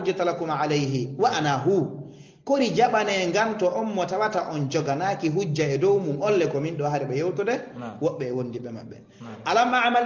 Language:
Arabic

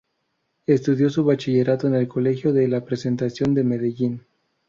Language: Spanish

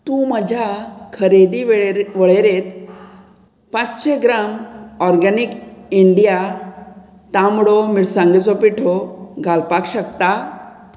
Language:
Konkani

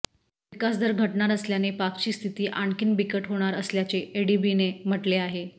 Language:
Marathi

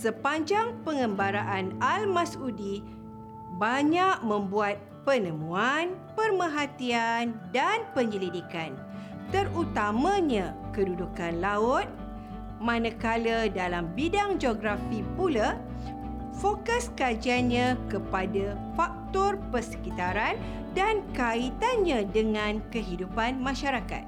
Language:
Malay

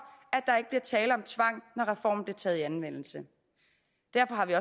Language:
Danish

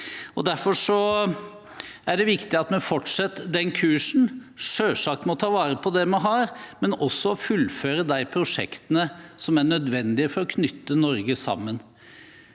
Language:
Norwegian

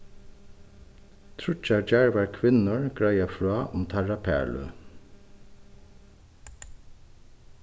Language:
Faroese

